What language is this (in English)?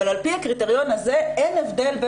Hebrew